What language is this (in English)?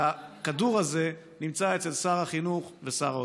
Hebrew